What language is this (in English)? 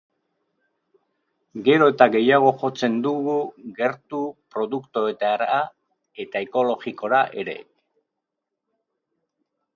Basque